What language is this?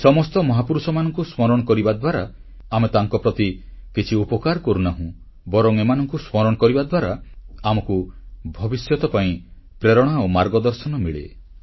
Odia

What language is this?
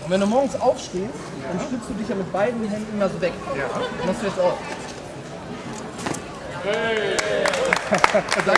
German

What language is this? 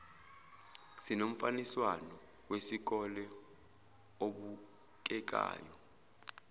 Zulu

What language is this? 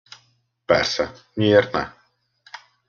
Hungarian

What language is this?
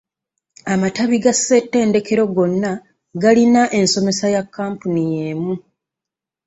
Ganda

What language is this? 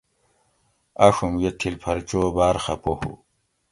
Gawri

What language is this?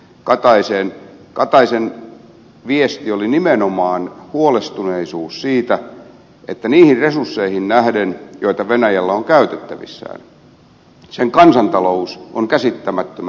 Finnish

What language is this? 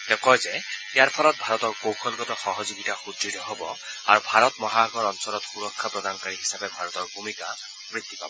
Assamese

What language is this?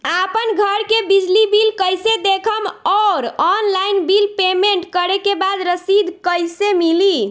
Bhojpuri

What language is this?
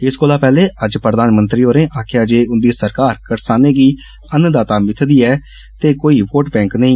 Dogri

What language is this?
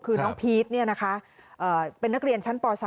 Thai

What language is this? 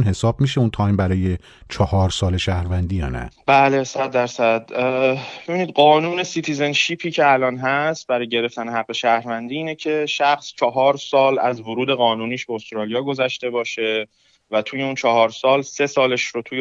Persian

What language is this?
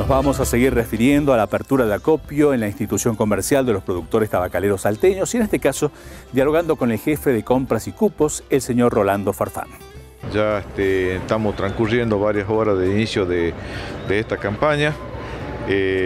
Spanish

